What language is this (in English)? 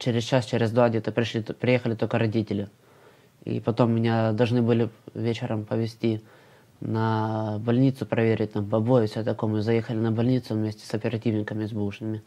Russian